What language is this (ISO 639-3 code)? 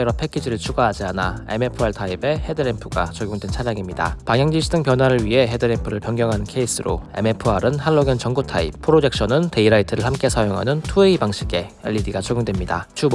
kor